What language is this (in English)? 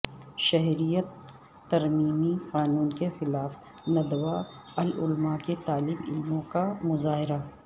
Urdu